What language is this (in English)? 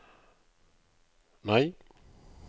Norwegian